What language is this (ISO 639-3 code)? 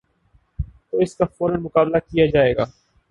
urd